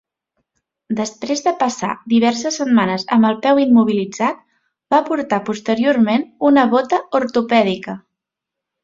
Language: Catalan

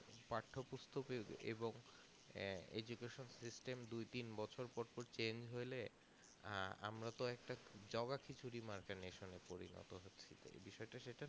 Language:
Bangla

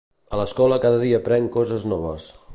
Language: Catalan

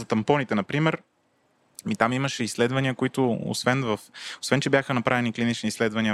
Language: Bulgarian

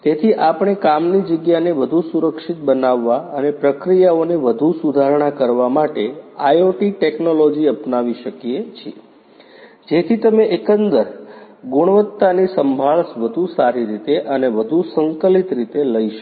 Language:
Gujarati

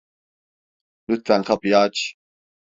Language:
Turkish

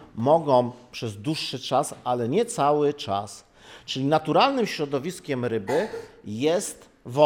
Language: Polish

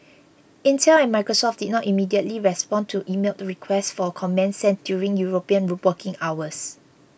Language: English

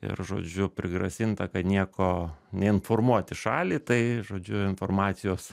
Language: Lithuanian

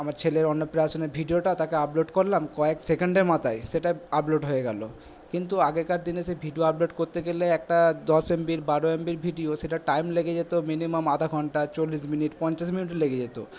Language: Bangla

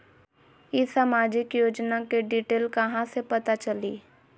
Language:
Magahi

